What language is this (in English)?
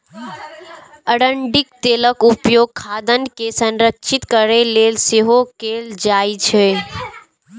Maithili